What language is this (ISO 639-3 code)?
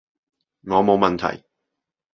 yue